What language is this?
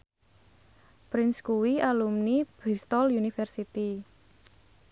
Javanese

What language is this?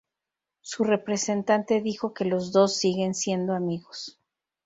Spanish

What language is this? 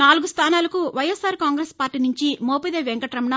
Telugu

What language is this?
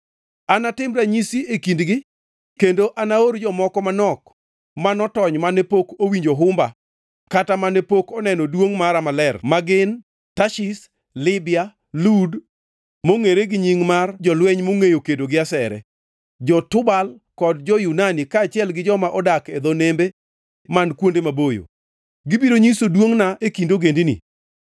Luo (Kenya and Tanzania)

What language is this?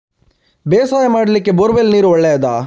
Kannada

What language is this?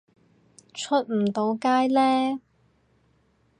Cantonese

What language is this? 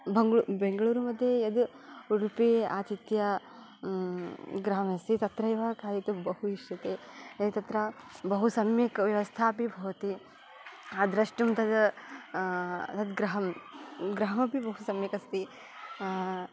Sanskrit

